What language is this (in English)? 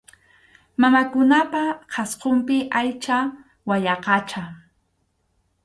Arequipa-La Unión Quechua